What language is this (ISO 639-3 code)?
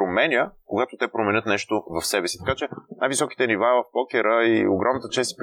bul